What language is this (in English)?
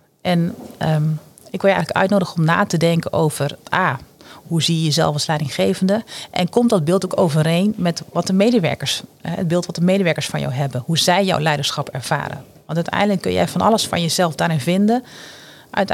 Dutch